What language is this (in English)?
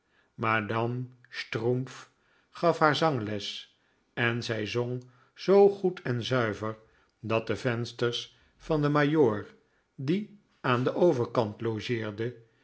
Dutch